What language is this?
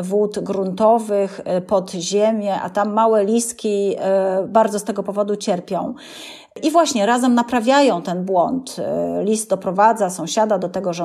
Polish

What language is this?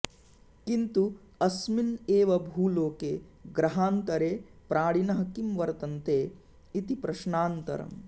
Sanskrit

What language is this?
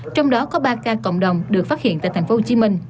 Vietnamese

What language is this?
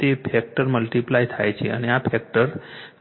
Gujarati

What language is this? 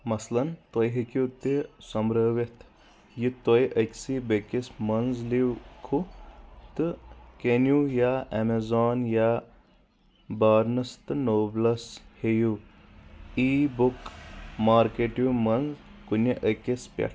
Kashmiri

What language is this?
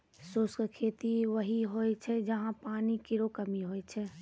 Maithili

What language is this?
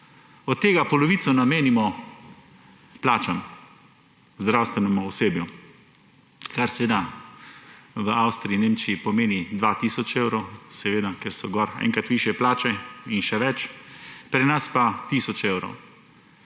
Slovenian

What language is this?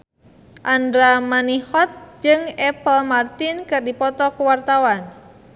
Sundanese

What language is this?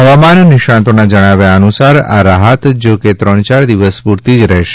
Gujarati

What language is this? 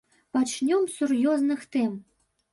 Belarusian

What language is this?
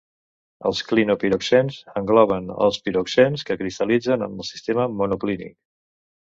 Catalan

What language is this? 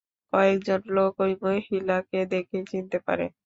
Bangla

